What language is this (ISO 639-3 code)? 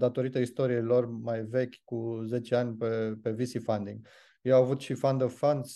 ron